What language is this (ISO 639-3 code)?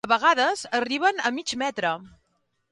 cat